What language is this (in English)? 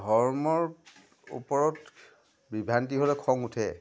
Assamese